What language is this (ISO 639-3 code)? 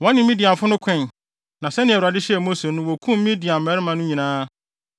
aka